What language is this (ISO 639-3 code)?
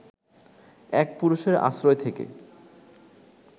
ben